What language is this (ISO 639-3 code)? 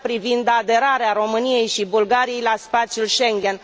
ron